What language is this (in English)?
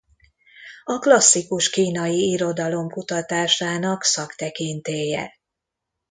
Hungarian